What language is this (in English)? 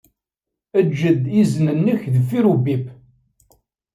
Kabyle